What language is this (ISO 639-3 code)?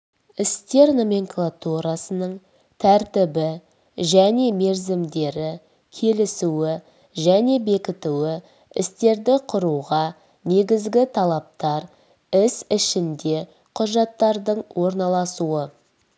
kaz